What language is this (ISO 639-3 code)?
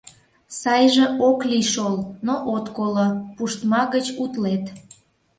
chm